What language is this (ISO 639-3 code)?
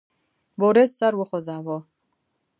pus